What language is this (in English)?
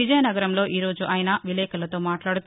Telugu